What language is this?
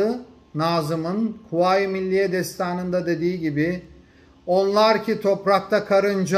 Turkish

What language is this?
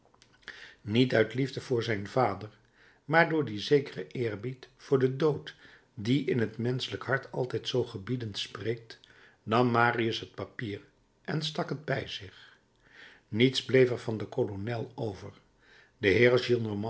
Dutch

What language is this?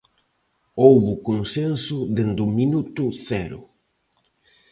Galician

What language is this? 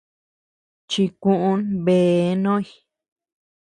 Tepeuxila Cuicatec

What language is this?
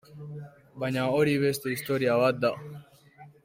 Basque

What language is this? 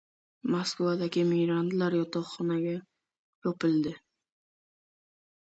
Uzbek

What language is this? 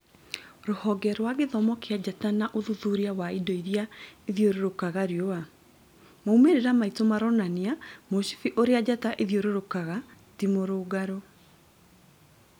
Kikuyu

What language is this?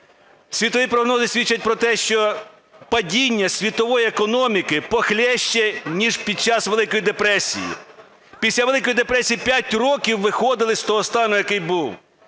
Ukrainian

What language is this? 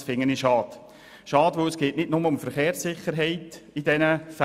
Swiss German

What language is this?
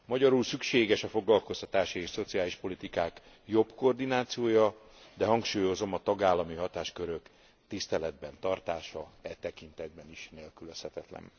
Hungarian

